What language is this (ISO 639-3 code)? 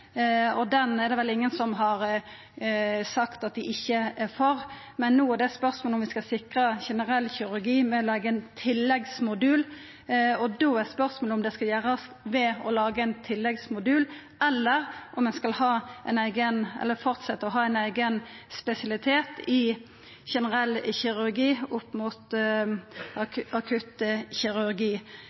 nno